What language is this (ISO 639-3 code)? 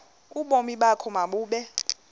xho